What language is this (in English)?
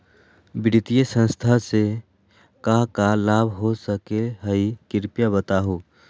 Magahi